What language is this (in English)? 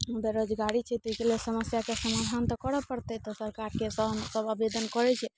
Maithili